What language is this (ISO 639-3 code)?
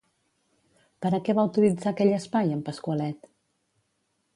cat